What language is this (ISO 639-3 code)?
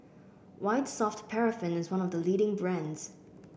eng